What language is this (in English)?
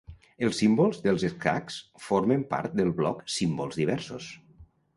Catalan